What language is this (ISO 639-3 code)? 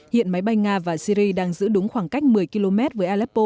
vie